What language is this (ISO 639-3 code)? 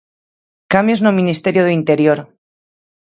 glg